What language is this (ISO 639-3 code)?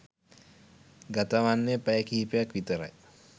sin